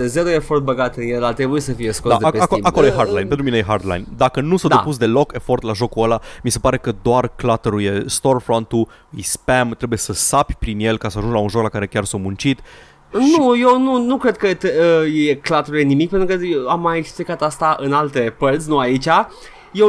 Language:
Romanian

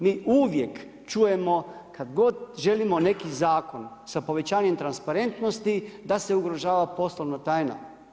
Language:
Croatian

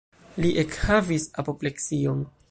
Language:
Esperanto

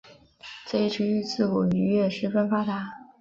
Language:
Chinese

